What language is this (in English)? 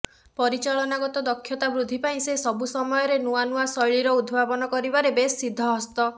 Odia